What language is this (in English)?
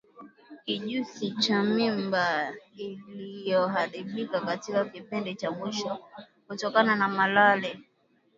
Swahili